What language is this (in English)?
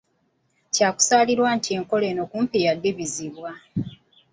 Ganda